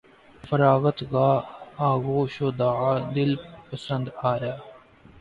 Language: Urdu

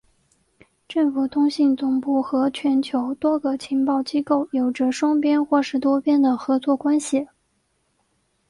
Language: Chinese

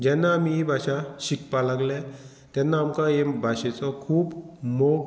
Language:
Konkani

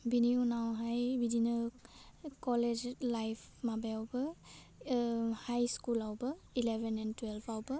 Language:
Bodo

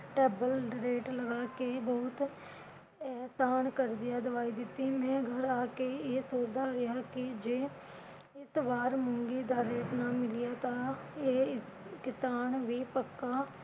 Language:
Punjabi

